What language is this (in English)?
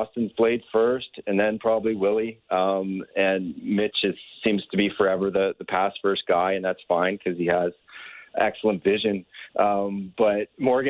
English